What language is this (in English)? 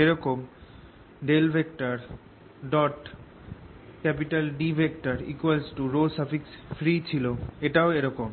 Bangla